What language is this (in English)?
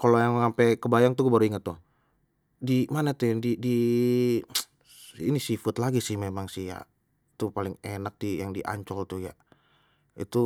Betawi